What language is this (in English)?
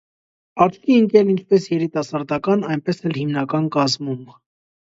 Armenian